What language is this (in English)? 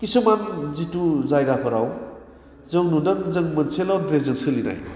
Bodo